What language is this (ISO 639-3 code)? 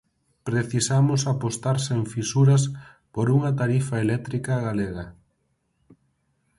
glg